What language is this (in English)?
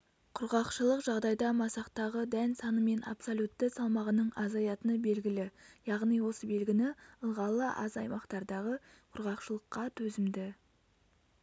Kazakh